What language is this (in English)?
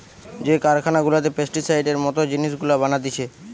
Bangla